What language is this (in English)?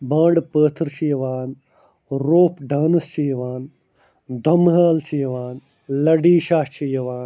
Kashmiri